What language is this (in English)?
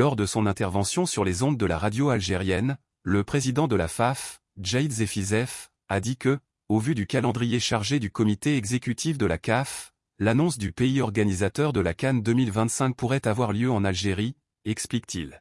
French